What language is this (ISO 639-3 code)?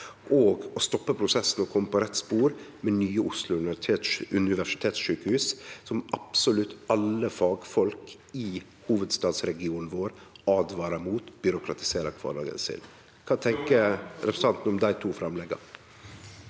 nor